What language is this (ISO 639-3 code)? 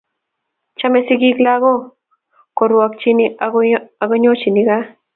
kln